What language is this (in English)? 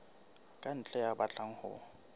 Southern Sotho